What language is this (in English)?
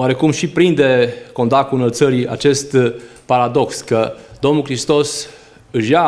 Romanian